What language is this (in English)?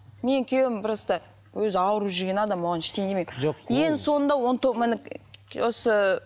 Kazakh